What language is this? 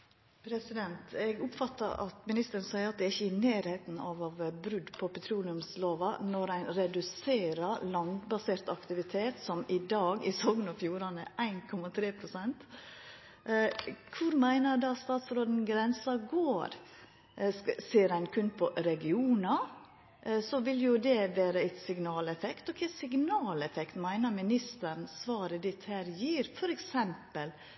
Norwegian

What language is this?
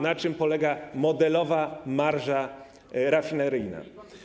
Polish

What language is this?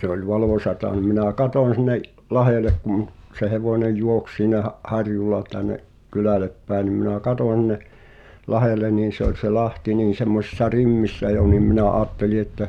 Finnish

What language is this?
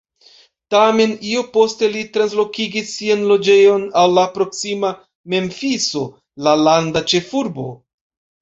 Esperanto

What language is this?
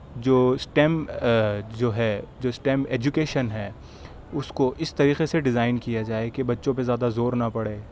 Urdu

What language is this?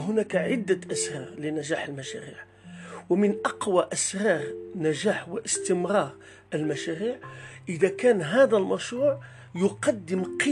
Arabic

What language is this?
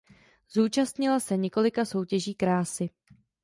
Czech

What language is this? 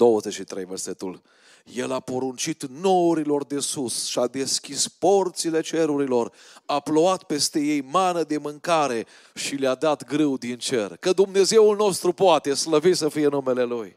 Romanian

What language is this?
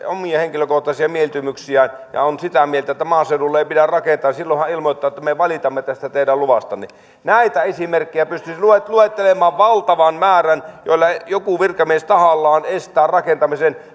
Finnish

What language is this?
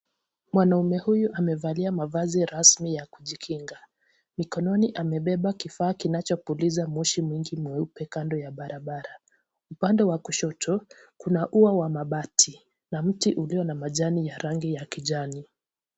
Swahili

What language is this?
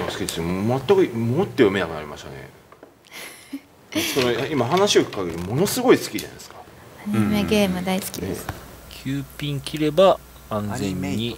Japanese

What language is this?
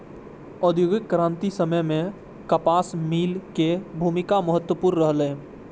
Maithili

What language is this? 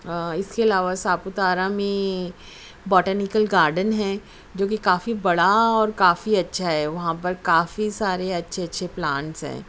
Urdu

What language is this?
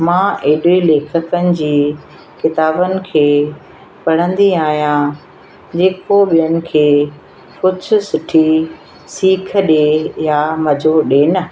Sindhi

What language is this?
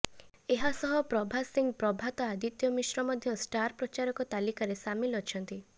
Odia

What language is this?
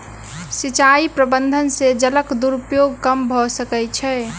Maithili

